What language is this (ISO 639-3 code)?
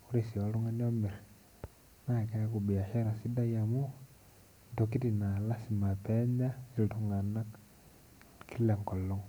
mas